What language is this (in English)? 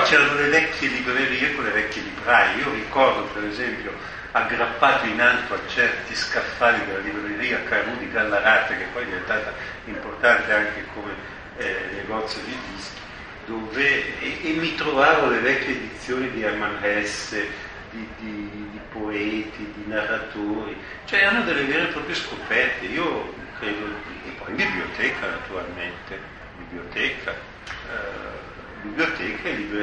Italian